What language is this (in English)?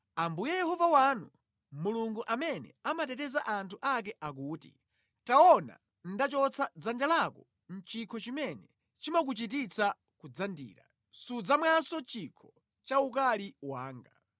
Nyanja